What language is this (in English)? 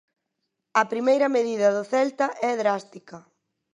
Galician